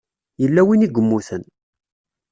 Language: Kabyle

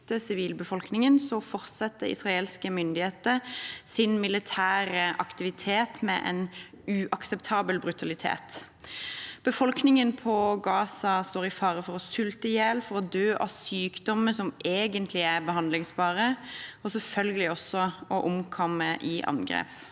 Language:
Norwegian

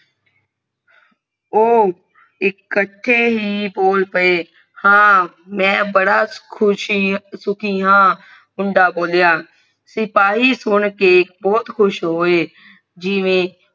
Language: Punjabi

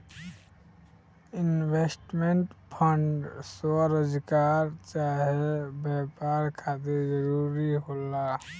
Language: Bhojpuri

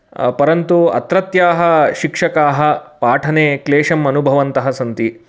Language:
Sanskrit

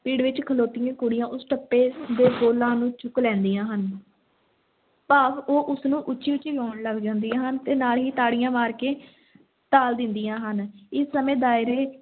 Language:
Punjabi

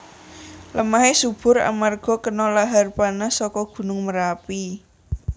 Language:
Javanese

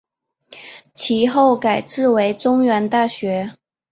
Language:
Chinese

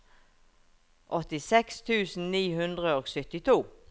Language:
Norwegian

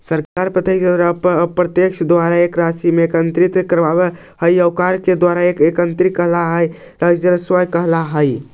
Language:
Magahi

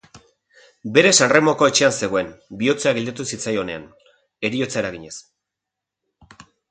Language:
Basque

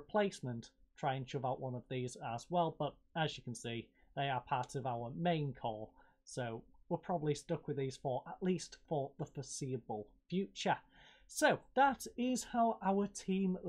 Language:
English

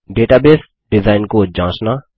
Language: Hindi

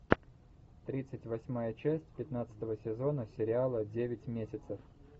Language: Russian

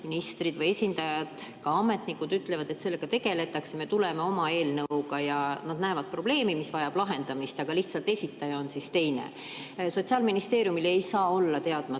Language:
Estonian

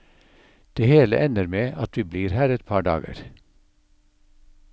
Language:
Norwegian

